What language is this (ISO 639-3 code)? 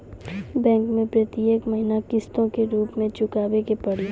mai